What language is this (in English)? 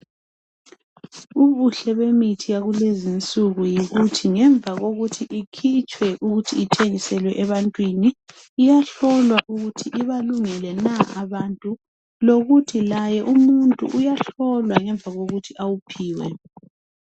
North Ndebele